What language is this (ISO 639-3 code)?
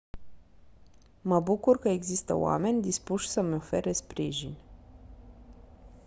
ron